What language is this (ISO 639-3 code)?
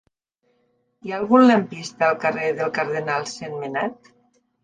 cat